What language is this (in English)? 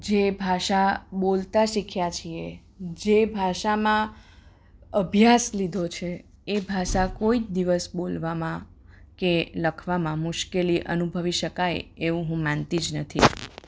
Gujarati